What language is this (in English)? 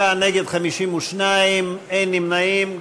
Hebrew